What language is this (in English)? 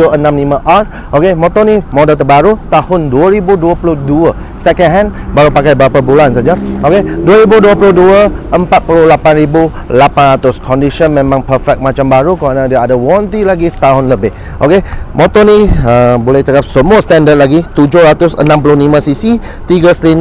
Malay